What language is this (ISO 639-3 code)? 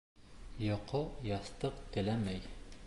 bak